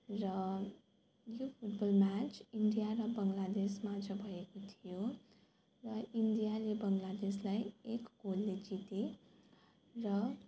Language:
Nepali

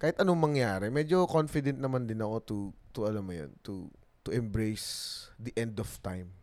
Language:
Filipino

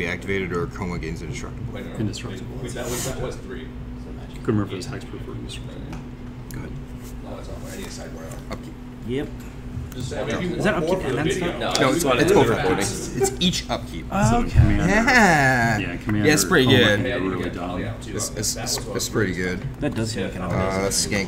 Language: English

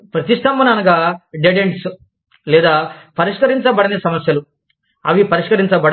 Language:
Telugu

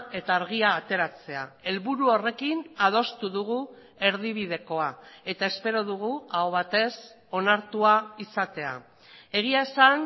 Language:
Basque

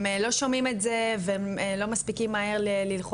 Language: Hebrew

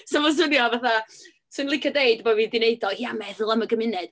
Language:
Welsh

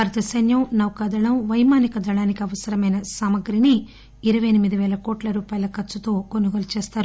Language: Telugu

